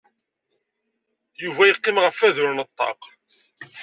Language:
Kabyle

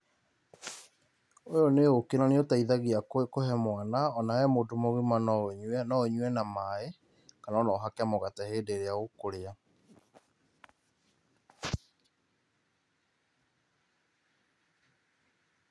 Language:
Kikuyu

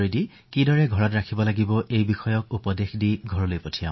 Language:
Assamese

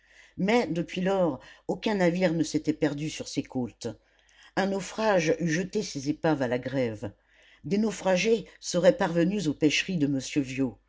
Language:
French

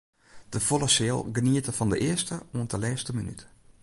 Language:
Western Frisian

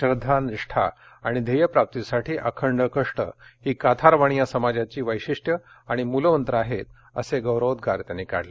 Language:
Marathi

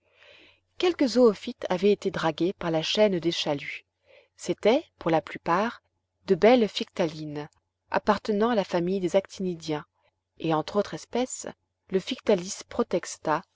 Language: French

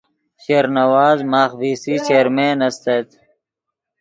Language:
Yidgha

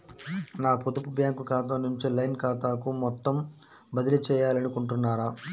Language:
Telugu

